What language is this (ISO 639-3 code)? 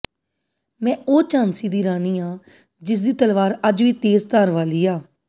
pan